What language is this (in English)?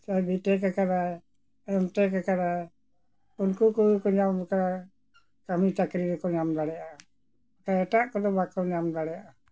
Santali